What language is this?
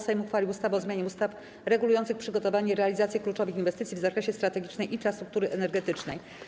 Polish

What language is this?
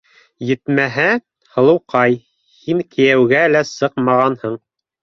Bashkir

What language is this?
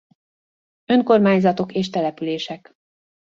Hungarian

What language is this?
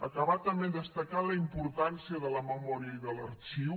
Catalan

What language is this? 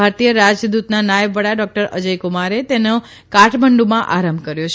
Gujarati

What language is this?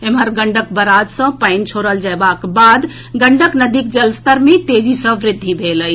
Maithili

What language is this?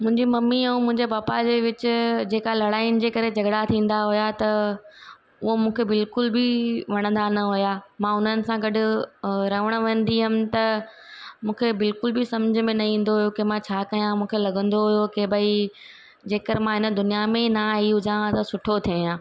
Sindhi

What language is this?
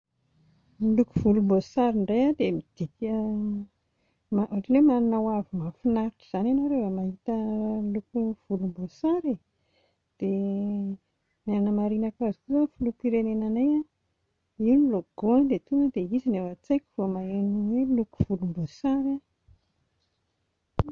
Malagasy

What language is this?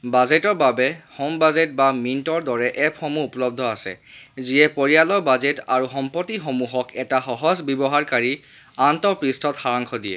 Assamese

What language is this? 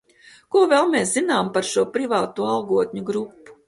Latvian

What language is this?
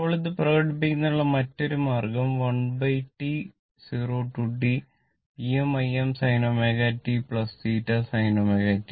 Malayalam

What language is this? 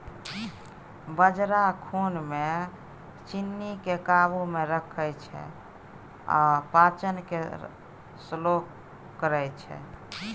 Maithili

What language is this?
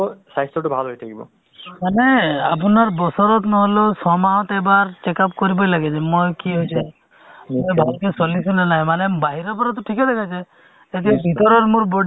Assamese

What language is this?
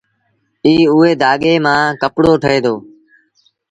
Sindhi Bhil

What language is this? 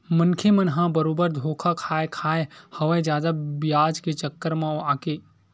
Chhattisgarhi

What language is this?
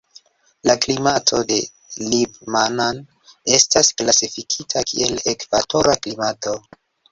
Esperanto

